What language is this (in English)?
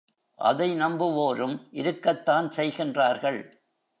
Tamil